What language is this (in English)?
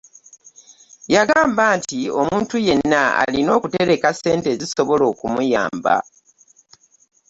Ganda